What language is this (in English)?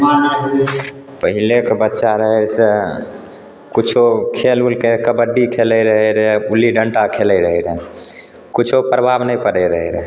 Maithili